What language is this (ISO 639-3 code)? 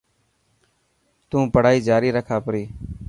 mki